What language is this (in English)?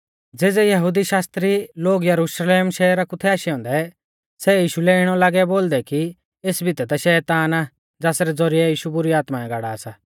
Mahasu Pahari